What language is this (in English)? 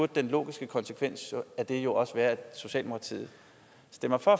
Danish